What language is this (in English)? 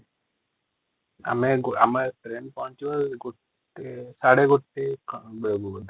Odia